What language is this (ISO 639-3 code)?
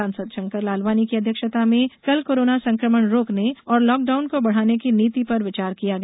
hin